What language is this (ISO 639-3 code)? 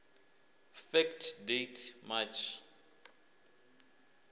ven